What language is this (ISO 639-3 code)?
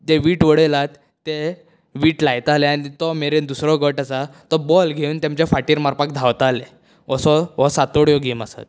kok